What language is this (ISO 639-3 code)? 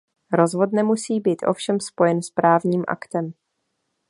ces